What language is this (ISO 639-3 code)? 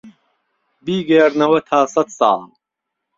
ckb